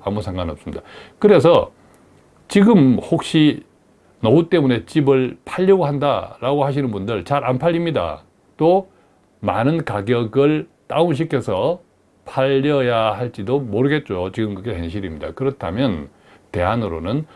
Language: Korean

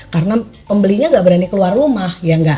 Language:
Indonesian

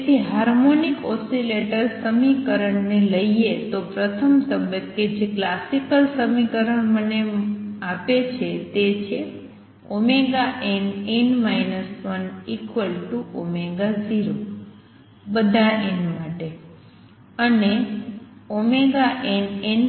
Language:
Gujarati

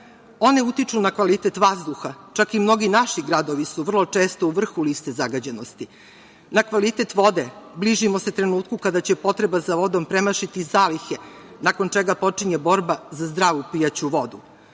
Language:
Serbian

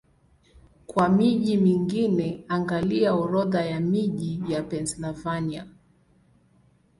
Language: Swahili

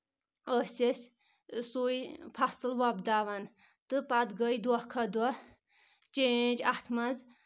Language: Kashmiri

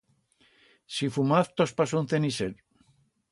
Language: Aragonese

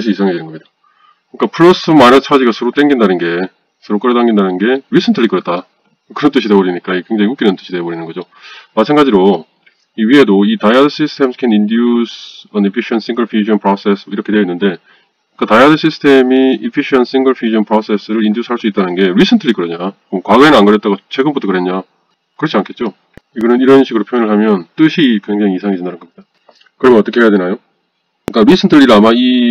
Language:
Korean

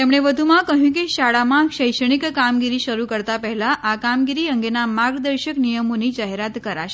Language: Gujarati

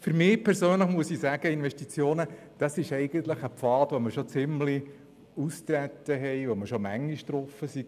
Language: Swiss German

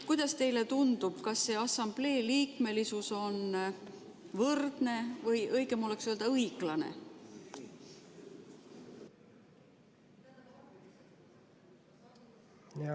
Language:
Estonian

